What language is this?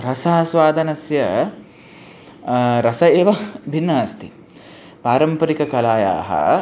Sanskrit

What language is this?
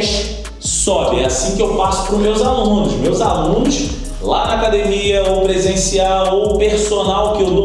Portuguese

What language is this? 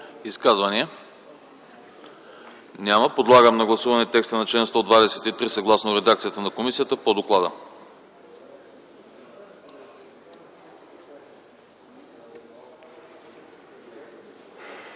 Bulgarian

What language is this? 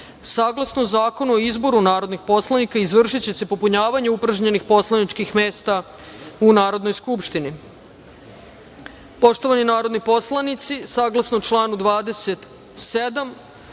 Serbian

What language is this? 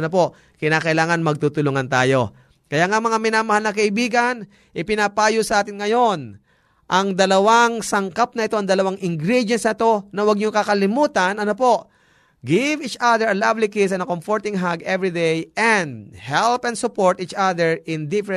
Filipino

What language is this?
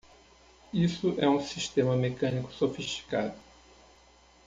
Portuguese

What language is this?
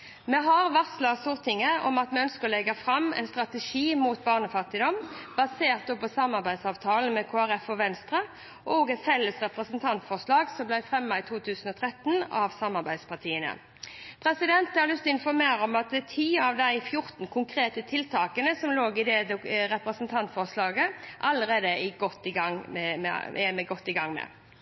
Norwegian Bokmål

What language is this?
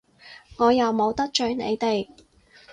Cantonese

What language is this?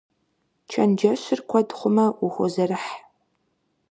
Kabardian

